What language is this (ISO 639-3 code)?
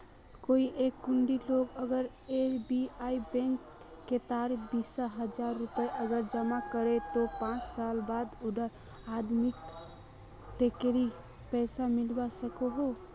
mag